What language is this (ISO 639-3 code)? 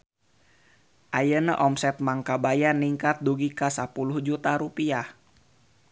sun